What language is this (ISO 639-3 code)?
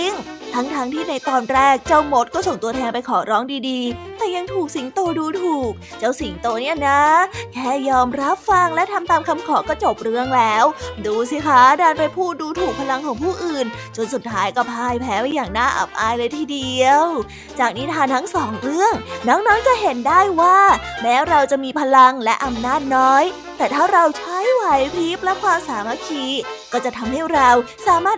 tha